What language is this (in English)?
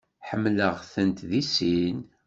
Kabyle